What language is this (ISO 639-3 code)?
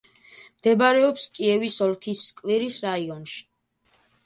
kat